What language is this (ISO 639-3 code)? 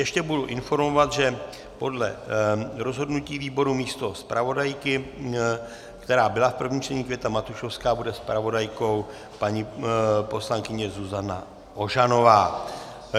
ces